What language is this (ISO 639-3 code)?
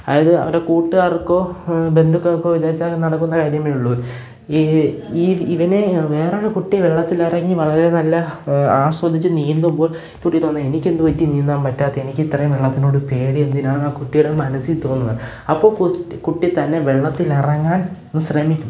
mal